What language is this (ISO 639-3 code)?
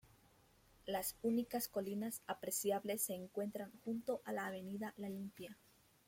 spa